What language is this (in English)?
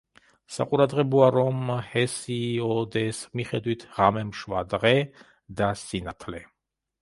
Georgian